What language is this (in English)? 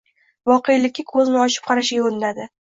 Uzbek